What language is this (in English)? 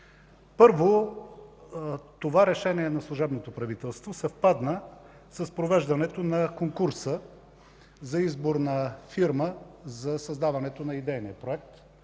Bulgarian